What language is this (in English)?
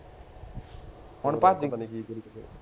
Punjabi